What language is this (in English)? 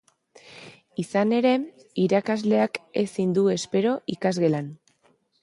Basque